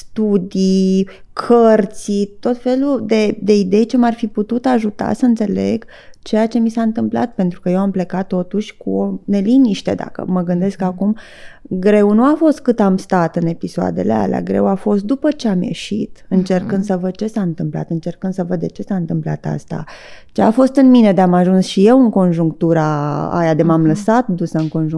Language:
Romanian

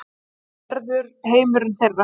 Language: Icelandic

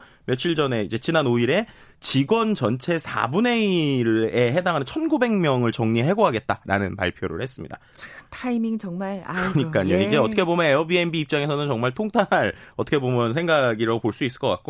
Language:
Korean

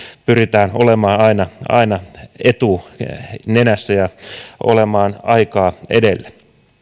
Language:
Finnish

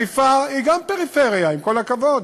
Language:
Hebrew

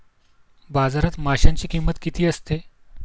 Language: Marathi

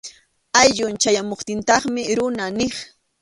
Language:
Arequipa-La Unión Quechua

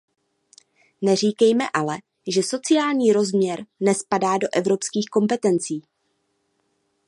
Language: Czech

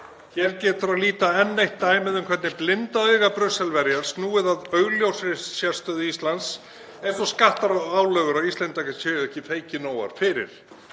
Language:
Icelandic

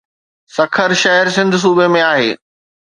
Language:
Sindhi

